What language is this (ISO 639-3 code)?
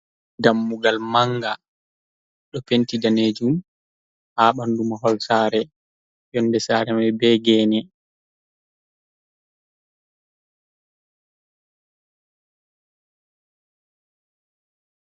ful